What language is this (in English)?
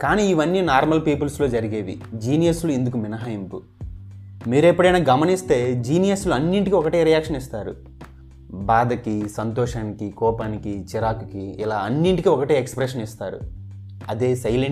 Romanian